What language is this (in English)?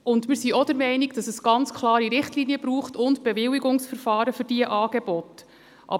Swiss German